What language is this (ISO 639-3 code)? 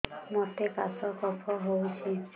ori